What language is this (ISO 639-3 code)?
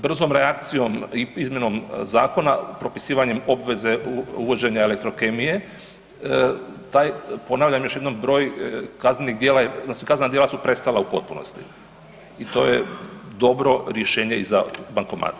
hrv